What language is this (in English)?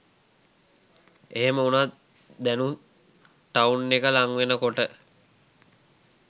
Sinhala